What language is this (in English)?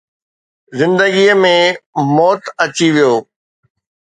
Sindhi